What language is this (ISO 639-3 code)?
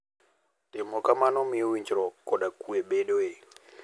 luo